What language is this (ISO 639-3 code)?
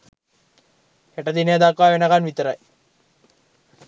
sin